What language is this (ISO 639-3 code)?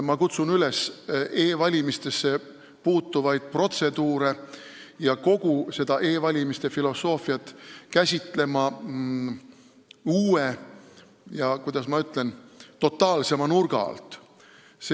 est